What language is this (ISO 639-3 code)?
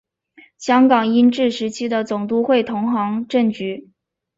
zho